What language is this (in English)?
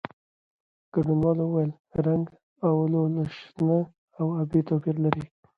Pashto